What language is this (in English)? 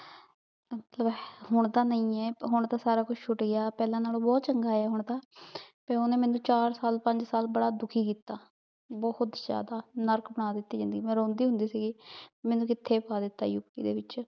Punjabi